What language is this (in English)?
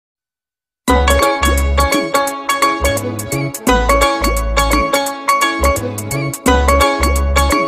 Indonesian